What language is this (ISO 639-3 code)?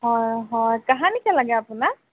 asm